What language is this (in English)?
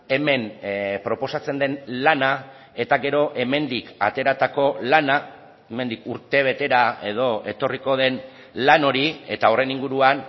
Basque